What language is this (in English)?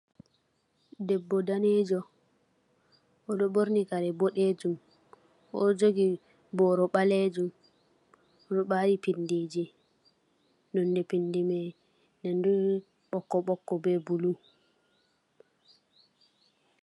Fula